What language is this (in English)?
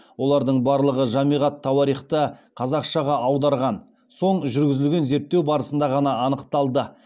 Kazakh